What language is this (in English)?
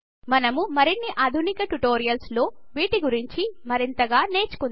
Telugu